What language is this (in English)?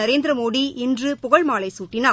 Tamil